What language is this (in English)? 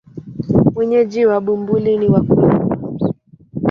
Swahili